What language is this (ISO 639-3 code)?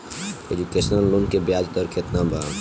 bho